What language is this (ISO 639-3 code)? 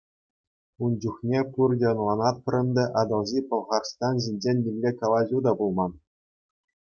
chv